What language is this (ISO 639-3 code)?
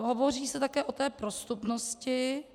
ces